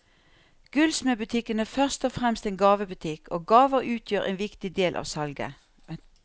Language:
Norwegian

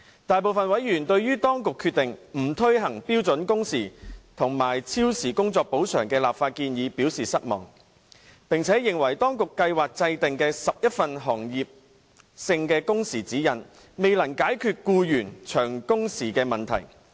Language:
Cantonese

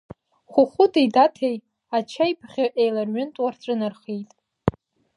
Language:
Abkhazian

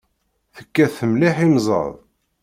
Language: Kabyle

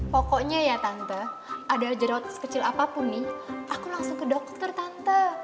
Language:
Indonesian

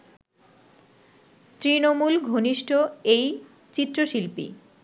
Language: Bangla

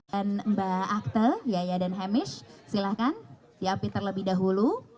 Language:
Indonesian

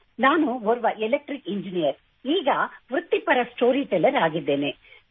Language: Kannada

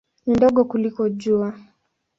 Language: Swahili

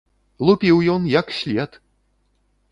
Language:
Belarusian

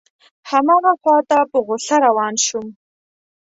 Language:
Pashto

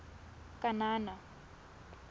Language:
Tswana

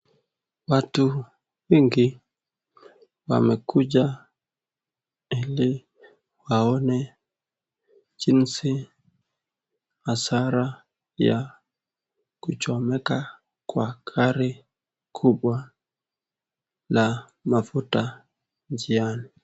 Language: Swahili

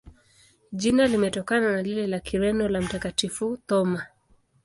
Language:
Swahili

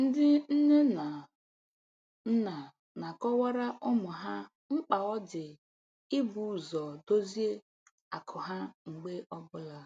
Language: Igbo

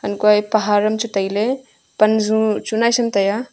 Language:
Wancho Naga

